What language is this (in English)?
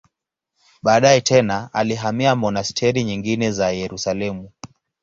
Swahili